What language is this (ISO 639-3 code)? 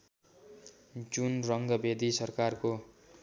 nep